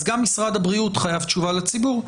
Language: Hebrew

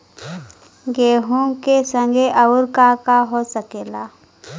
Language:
Bhojpuri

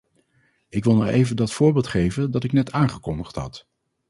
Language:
Dutch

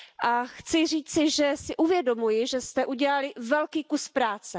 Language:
Czech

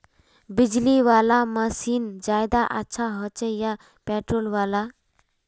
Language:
Magahi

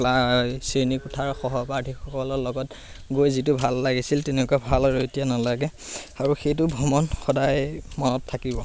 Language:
Assamese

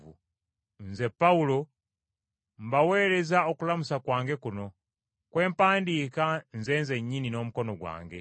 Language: Ganda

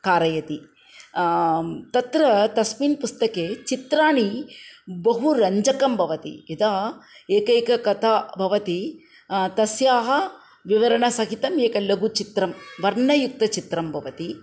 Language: Sanskrit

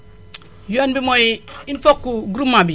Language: Wolof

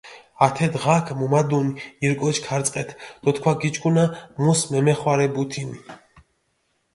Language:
Mingrelian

